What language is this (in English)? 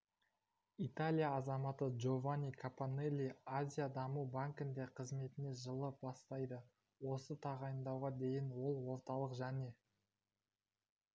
Kazakh